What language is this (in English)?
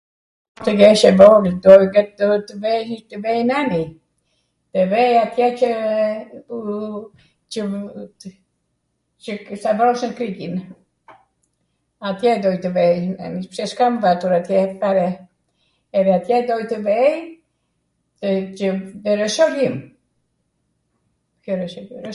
Arvanitika Albanian